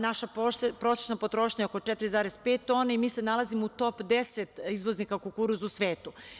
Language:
Serbian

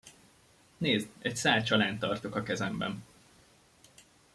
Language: Hungarian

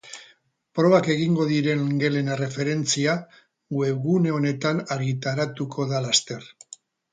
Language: Basque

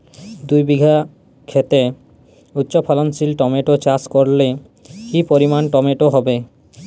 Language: Bangla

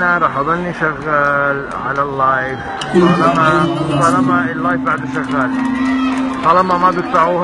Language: Arabic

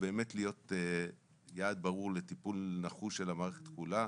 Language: Hebrew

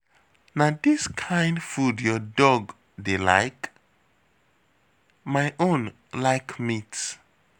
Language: Nigerian Pidgin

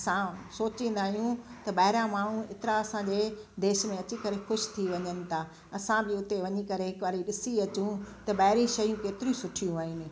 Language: Sindhi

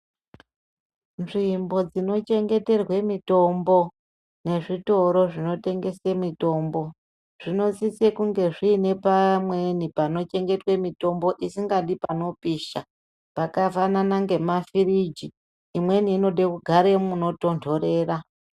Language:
Ndau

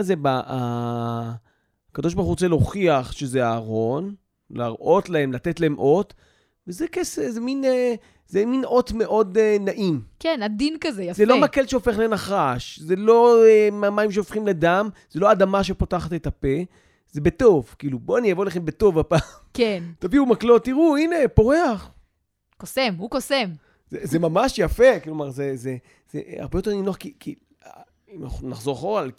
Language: Hebrew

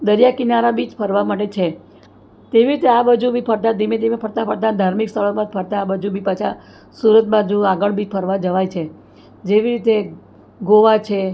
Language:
Gujarati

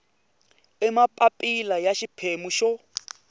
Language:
Tsonga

